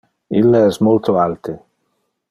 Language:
Interlingua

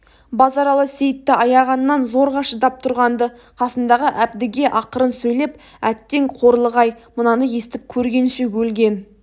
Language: Kazakh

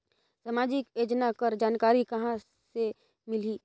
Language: Chhattisgarhi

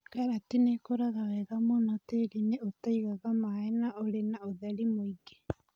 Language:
Kikuyu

